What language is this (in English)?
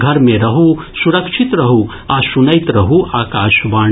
Maithili